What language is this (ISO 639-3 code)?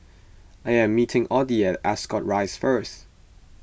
eng